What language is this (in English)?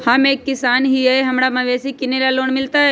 Magahi